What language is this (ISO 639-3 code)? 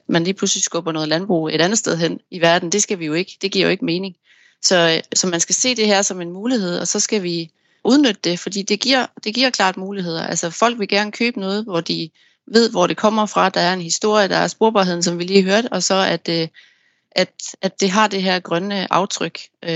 dan